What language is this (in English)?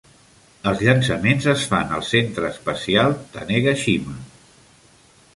Catalan